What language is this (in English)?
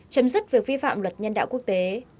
Vietnamese